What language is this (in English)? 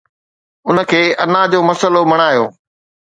Sindhi